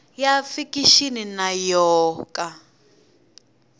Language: Tsonga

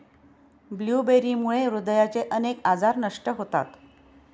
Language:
Marathi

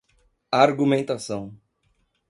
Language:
Portuguese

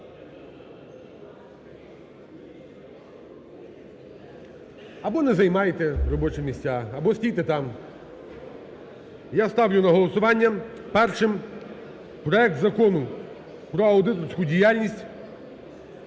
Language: Ukrainian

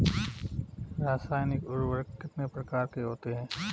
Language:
Hindi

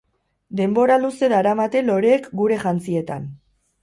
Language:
Basque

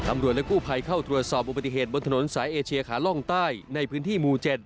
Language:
Thai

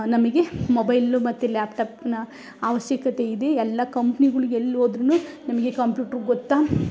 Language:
Kannada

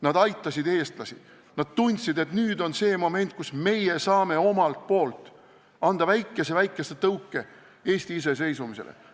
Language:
Estonian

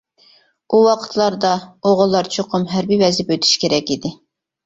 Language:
Uyghur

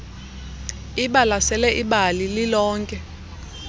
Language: Xhosa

